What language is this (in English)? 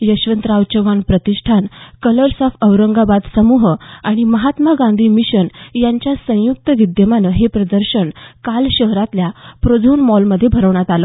Marathi